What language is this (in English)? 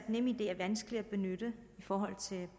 Danish